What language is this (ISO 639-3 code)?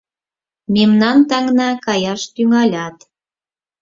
chm